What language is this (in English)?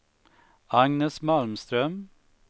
Swedish